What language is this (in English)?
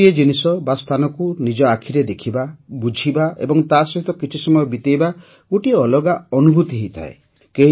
Odia